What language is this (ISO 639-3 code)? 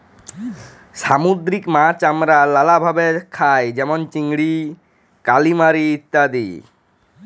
ben